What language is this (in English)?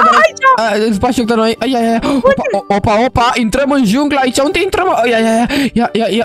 Romanian